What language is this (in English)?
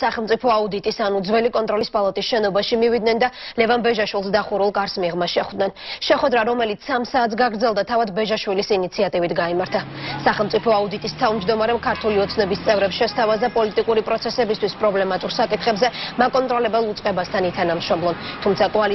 Romanian